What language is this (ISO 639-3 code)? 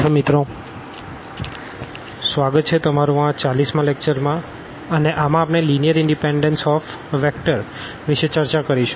guj